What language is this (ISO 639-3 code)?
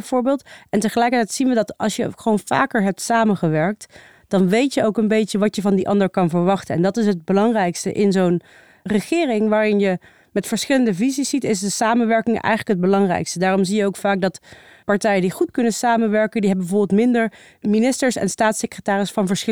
nld